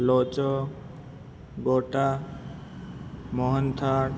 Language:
Gujarati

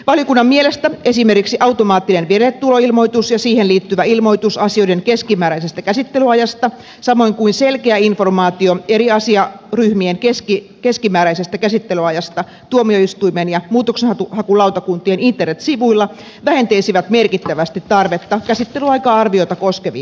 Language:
Finnish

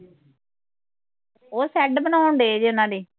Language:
Punjabi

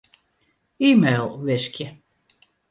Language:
Western Frisian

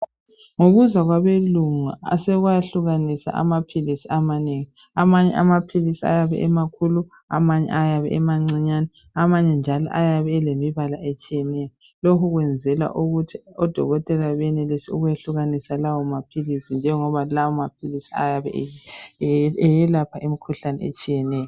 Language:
North Ndebele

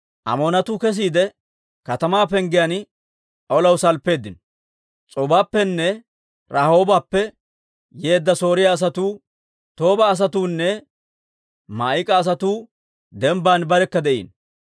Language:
Dawro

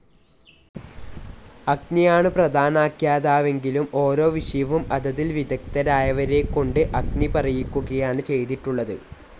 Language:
Malayalam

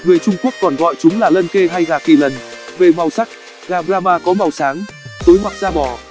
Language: Vietnamese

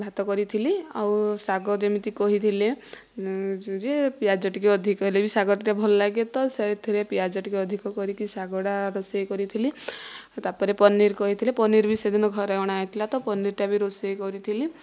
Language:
Odia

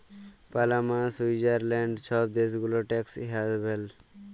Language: Bangla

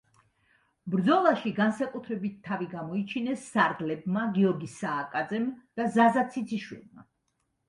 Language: Georgian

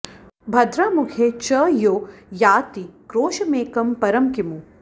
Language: Sanskrit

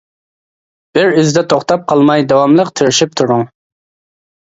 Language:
Uyghur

